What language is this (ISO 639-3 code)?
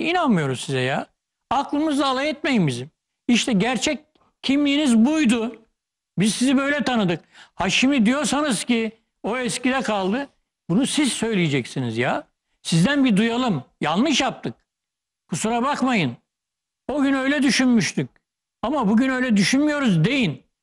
tur